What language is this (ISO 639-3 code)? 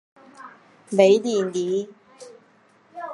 zho